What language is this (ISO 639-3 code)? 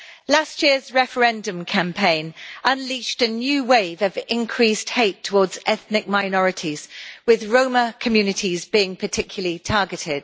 eng